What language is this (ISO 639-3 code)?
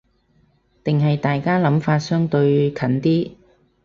yue